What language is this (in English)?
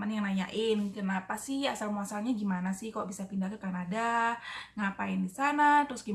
Indonesian